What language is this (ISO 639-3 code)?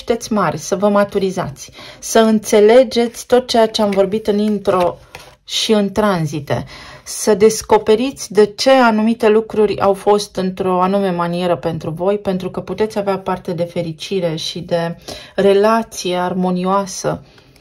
ron